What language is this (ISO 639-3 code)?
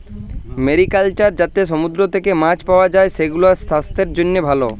ben